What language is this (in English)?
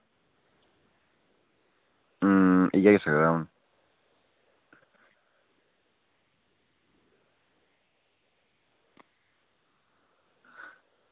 Dogri